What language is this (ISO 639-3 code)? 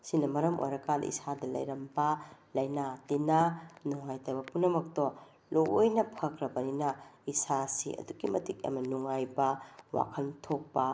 mni